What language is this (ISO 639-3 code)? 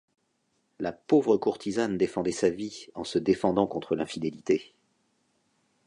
fra